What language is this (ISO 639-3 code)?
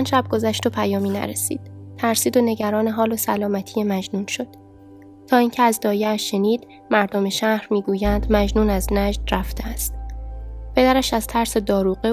fas